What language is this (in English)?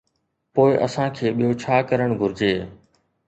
Sindhi